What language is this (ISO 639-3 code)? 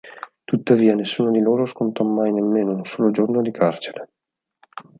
ita